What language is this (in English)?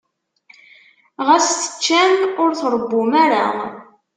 Kabyle